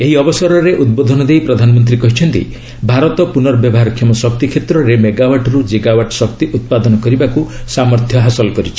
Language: Odia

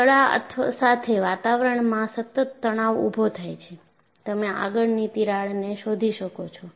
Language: Gujarati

